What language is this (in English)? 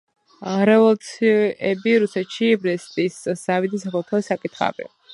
Georgian